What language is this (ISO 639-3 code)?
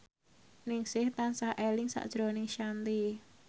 jav